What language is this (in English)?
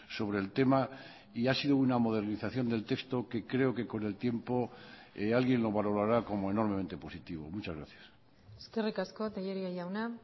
Spanish